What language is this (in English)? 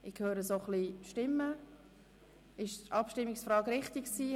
Swiss German